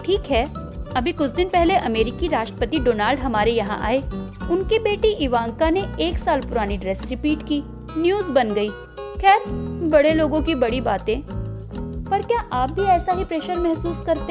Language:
Hindi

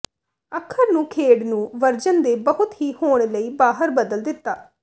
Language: Punjabi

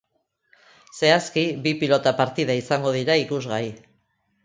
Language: Basque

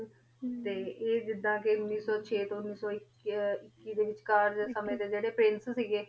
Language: Punjabi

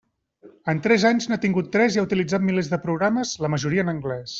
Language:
Catalan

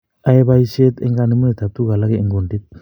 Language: Kalenjin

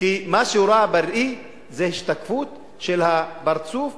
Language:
Hebrew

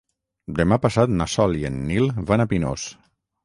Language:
Catalan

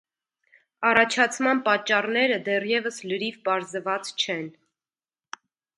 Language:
Armenian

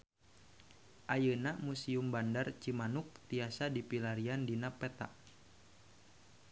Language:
Sundanese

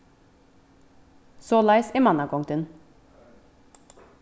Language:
Faroese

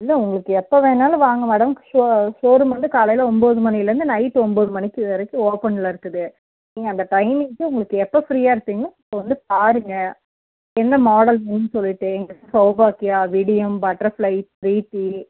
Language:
Tamil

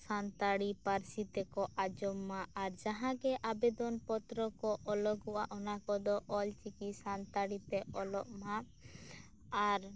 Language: Santali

